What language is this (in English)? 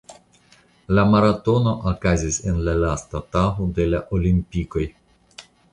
Esperanto